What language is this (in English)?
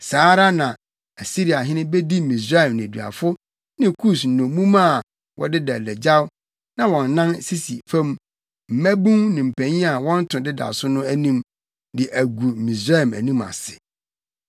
Akan